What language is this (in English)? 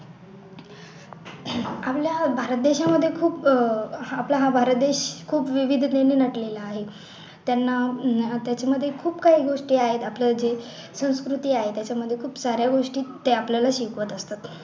Marathi